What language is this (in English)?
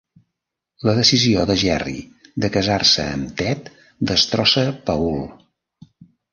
Catalan